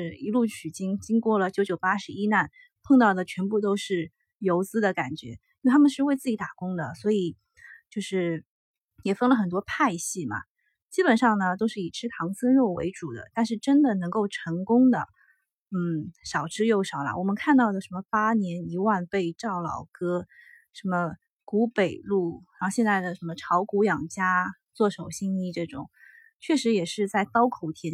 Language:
Chinese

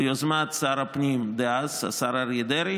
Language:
Hebrew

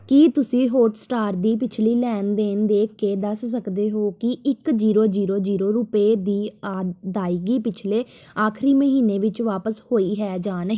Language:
Punjabi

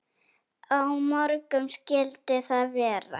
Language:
Icelandic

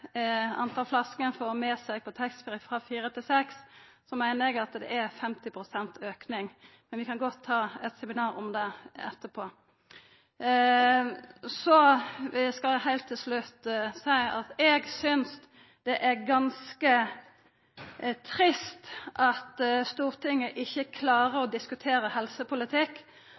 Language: Norwegian Nynorsk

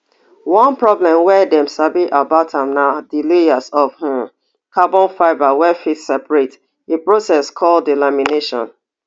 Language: Nigerian Pidgin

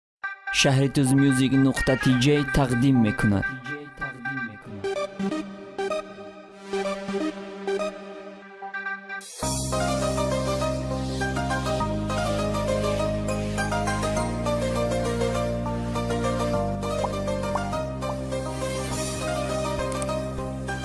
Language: Turkish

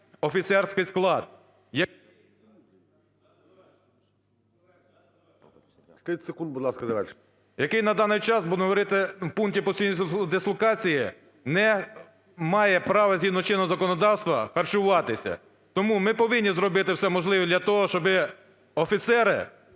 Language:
Ukrainian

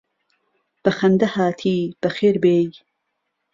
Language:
Central Kurdish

